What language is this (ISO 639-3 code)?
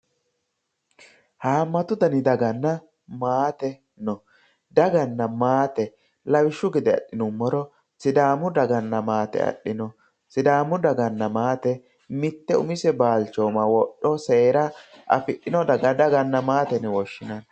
sid